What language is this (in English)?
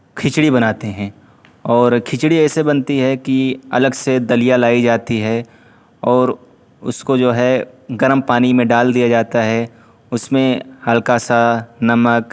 Urdu